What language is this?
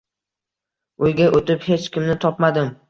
Uzbek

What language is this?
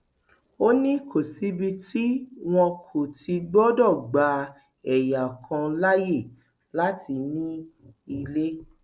Yoruba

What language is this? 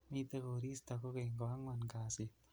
Kalenjin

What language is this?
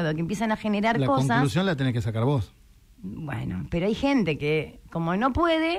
Spanish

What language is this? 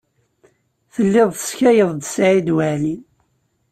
Kabyle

